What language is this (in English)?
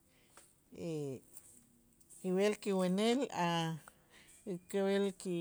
Itzá